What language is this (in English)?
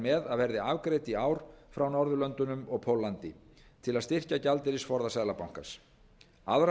Icelandic